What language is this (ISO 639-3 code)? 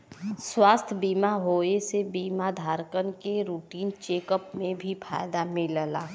bho